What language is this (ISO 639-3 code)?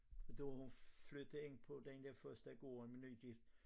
dan